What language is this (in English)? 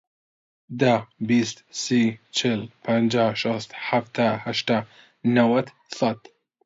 Central Kurdish